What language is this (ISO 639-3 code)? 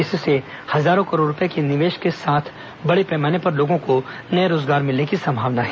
hin